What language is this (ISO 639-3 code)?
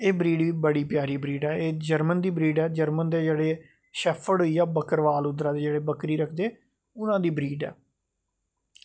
doi